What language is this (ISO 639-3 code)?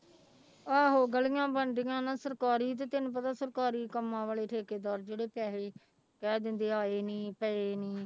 pan